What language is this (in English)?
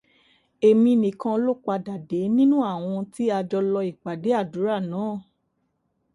Yoruba